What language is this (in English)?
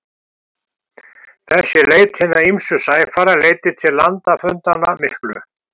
Icelandic